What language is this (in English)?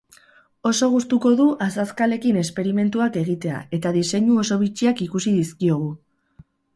Basque